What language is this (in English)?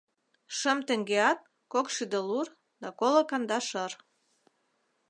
Mari